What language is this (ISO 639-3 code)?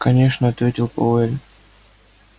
rus